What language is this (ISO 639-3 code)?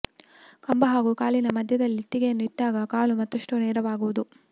kan